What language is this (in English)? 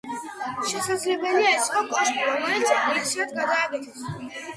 Georgian